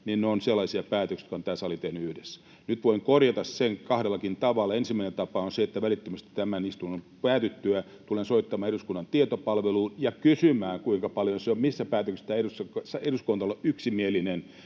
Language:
Finnish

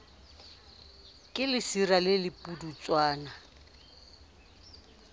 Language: Southern Sotho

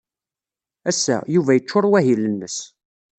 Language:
Kabyle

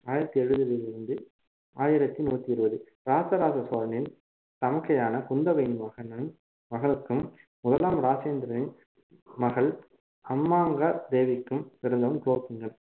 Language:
Tamil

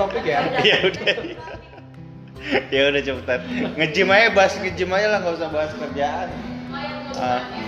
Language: Indonesian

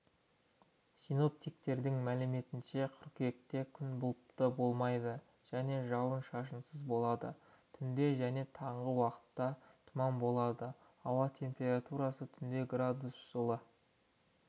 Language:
Kazakh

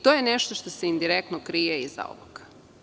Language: Serbian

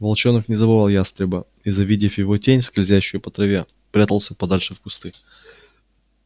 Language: Russian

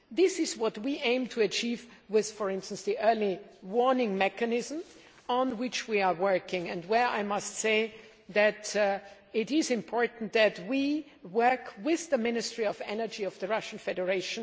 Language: English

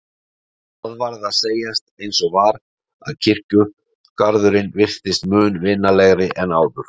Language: Icelandic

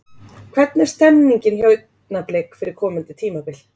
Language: Icelandic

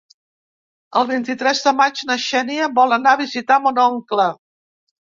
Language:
Catalan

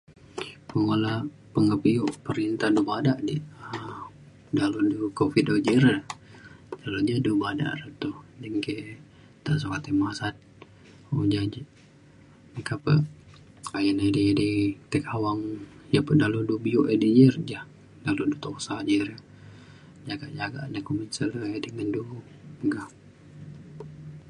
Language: Mainstream Kenyah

